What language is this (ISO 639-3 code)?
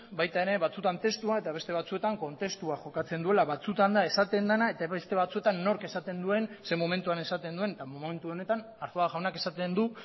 eus